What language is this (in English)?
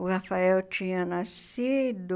Portuguese